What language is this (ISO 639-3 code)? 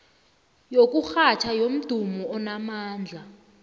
nbl